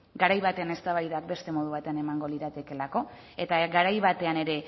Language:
Basque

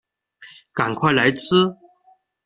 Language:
Chinese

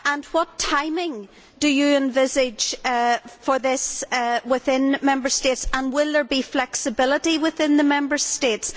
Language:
English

